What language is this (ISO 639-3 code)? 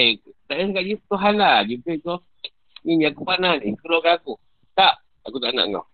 msa